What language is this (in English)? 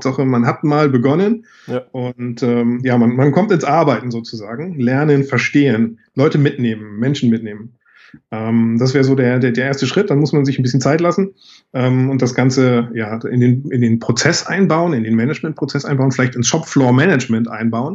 German